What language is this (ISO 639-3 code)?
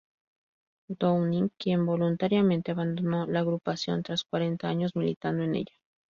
spa